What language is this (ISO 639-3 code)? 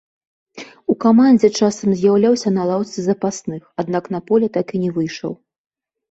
bel